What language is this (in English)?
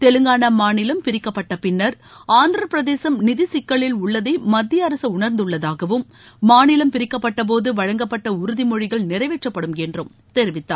Tamil